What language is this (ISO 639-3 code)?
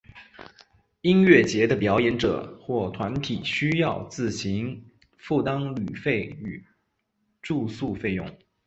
zho